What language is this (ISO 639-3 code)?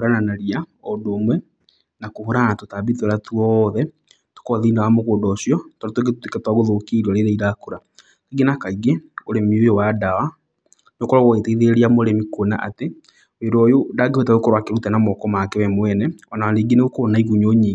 kik